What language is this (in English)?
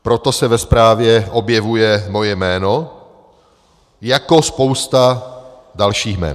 Czech